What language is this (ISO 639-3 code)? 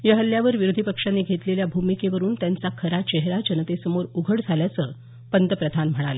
mar